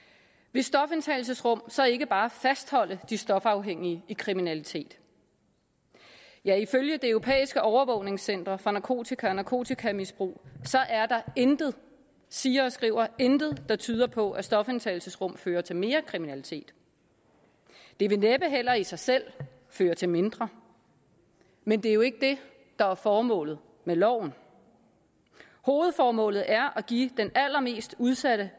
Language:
Danish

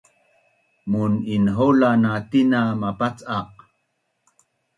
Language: Bunun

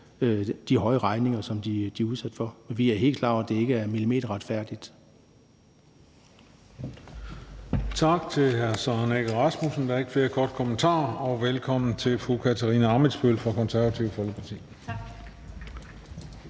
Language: Danish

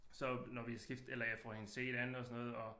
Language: Danish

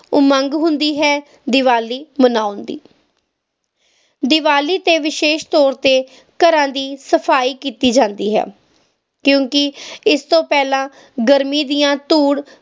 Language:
Punjabi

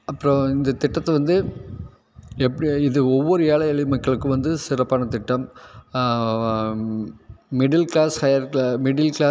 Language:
Tamil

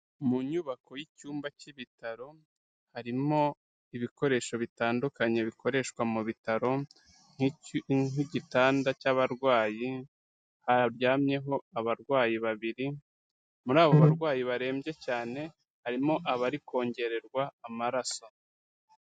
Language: Kinyarwanda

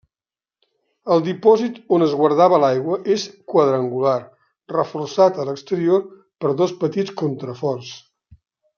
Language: Catalan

